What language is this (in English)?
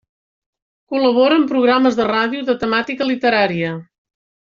Catalan